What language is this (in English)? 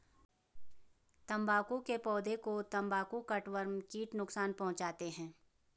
Hindi